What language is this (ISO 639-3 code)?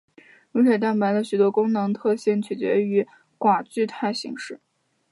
zho